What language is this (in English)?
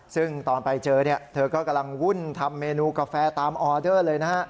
Thai